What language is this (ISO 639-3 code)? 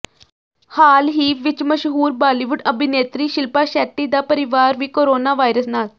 pan